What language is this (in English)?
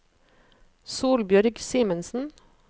Norwegian